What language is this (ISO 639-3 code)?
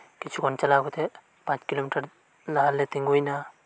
sat